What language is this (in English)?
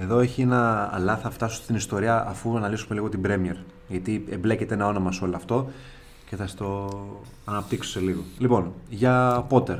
Greek